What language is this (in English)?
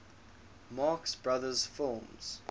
English